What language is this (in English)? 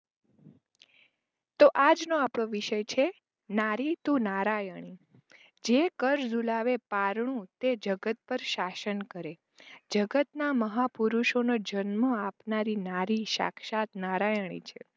Gujarati